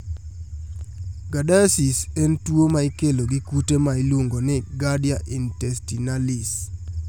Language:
Luo (Kenya and Tanzania)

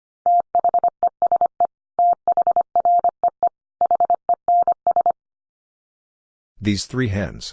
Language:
English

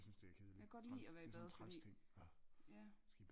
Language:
Danish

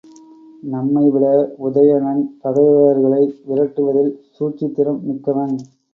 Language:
Tamil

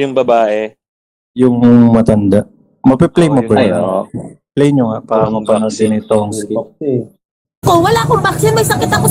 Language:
Filipino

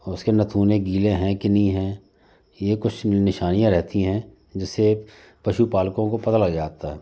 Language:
Hindi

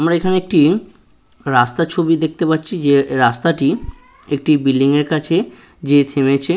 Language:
Bangla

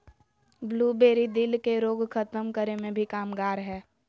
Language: Magahi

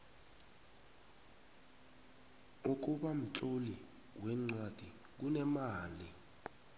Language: South Ndebele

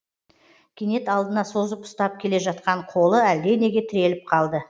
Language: Kazakh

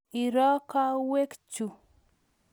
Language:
Kalenjin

